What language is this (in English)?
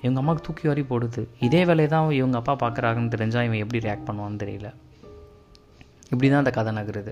Tamil